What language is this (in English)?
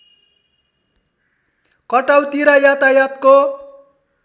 Nepali